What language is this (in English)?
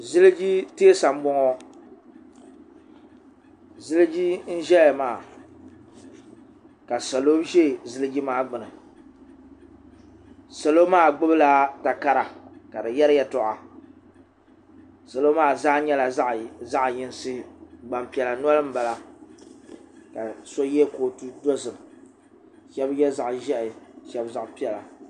Dagbani